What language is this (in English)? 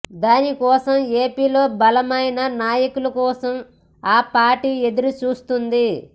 Telugu